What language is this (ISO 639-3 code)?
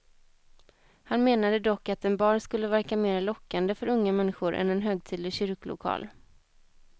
swe